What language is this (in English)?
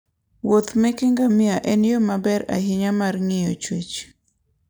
Luo (Kenya and Tanzania)